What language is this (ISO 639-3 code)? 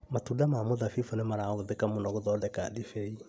kik